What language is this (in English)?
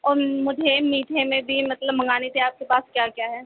Urdu